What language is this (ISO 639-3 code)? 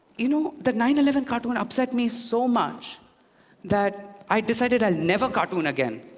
eng